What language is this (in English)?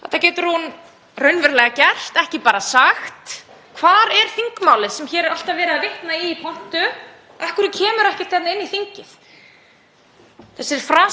Icelandic